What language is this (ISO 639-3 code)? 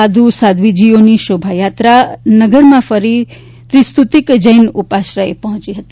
guj